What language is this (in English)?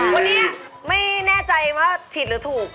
Thai